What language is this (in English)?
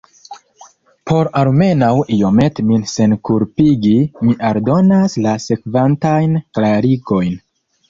Esperanto